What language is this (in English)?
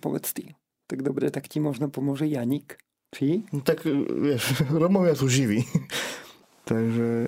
Slovak